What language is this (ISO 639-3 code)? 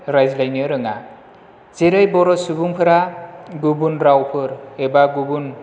brx